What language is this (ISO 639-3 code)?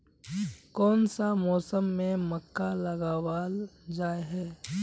mag